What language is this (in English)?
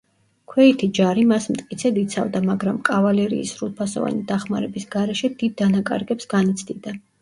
Georgian